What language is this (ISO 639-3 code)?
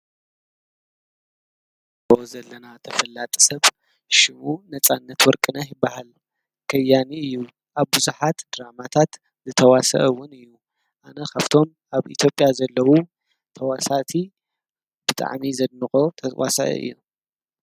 tir